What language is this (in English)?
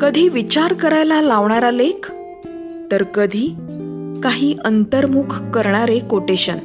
Marathi